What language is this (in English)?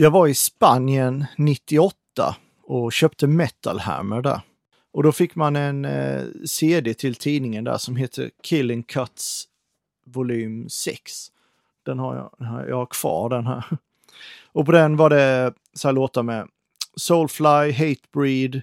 Swedish